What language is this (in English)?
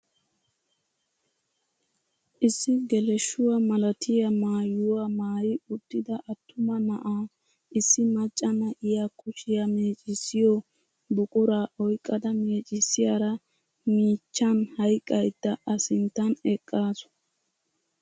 Wolaytta